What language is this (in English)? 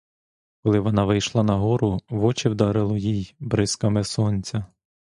Ukrainian